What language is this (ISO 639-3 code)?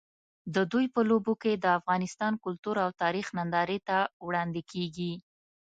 pus